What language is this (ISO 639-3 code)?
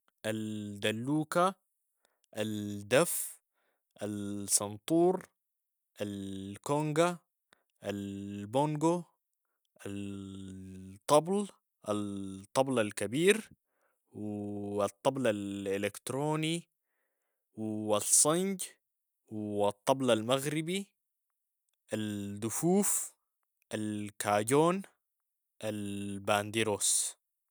apd